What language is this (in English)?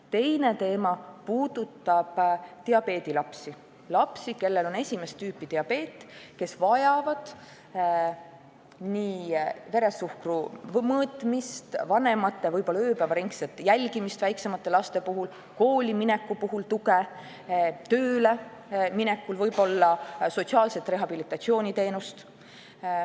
Estonian